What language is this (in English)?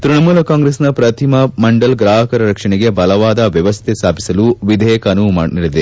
Kannada